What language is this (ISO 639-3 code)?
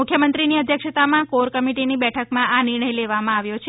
guj